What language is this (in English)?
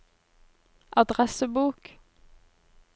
Norwegian